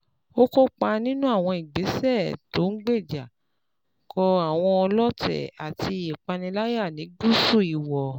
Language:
Yoruba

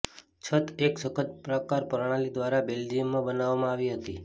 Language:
Gujarati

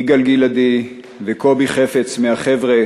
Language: Hebrew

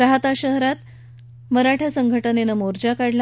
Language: Marathi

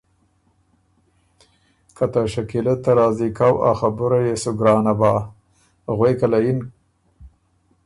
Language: Ormuri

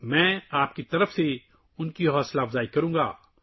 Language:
Urdu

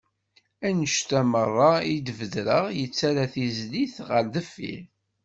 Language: Kabyle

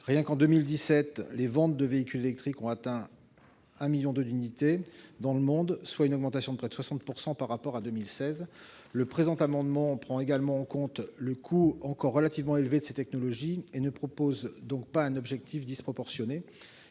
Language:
French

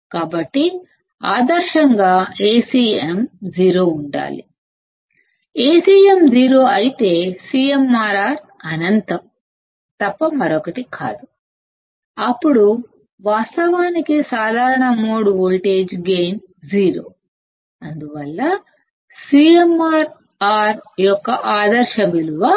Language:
Telugu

